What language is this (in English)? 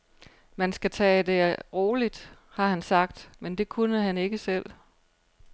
Danish